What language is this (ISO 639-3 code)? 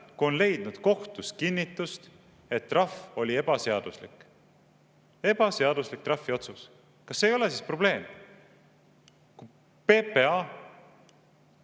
est